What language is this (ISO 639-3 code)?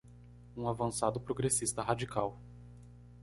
por